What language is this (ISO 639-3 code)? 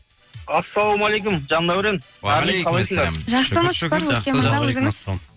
kaz